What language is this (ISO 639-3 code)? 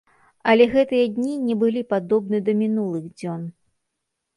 bel